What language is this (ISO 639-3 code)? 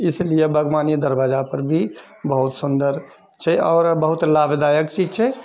mai